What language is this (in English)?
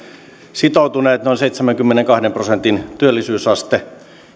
Finnish